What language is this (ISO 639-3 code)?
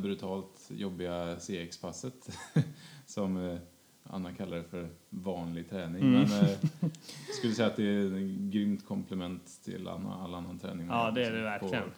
swe